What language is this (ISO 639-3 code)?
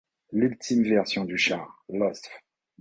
fra